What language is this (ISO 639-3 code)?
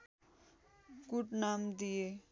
nep